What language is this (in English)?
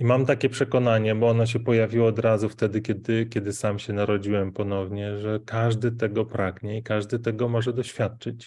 Polish